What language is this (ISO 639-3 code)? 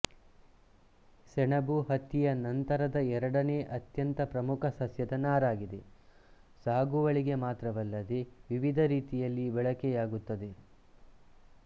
kan